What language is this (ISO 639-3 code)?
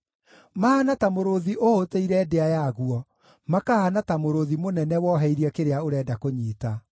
kik